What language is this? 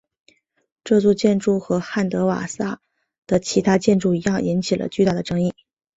Chinese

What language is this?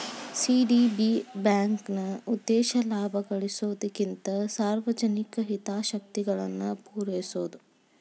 Kannada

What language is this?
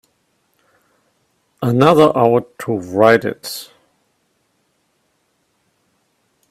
English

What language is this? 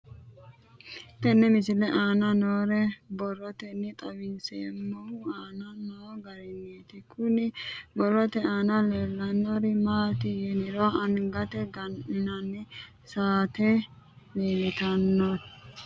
Sidamo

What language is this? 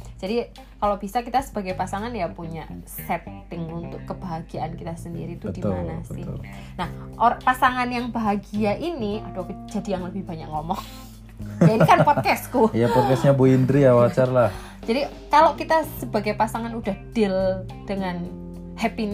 Indonesian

